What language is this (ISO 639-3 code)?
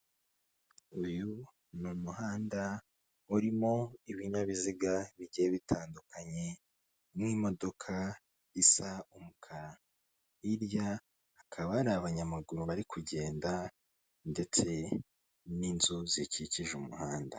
kin